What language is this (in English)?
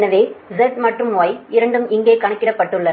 Tamil